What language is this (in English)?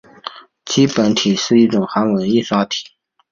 Chinese